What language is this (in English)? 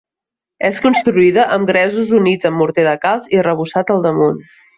Catalan